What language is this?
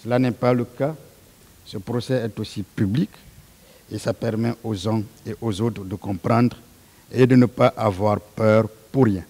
French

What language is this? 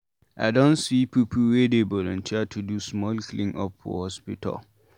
Nigerian Pidgin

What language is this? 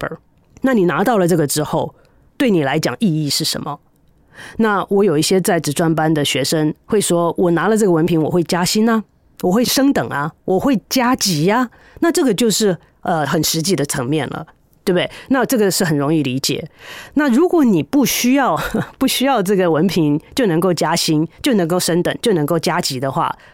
Chinese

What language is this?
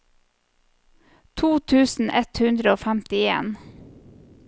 Norwegian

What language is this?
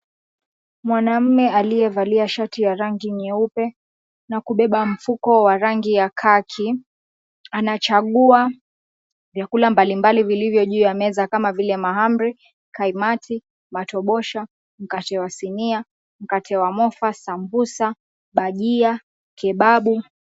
Swahili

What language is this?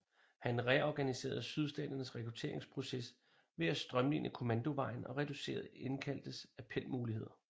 Danish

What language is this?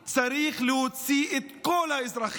Hebrew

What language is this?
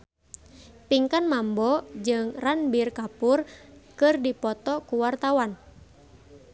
Sundanese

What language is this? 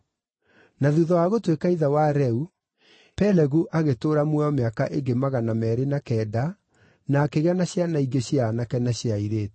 Kikuyu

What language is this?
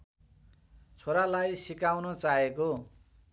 Nepali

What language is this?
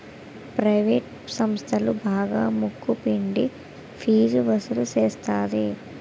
Telugu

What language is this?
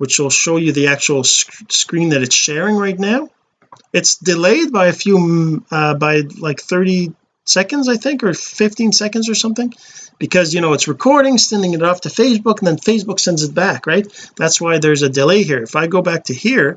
English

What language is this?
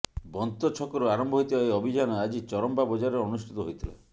Odia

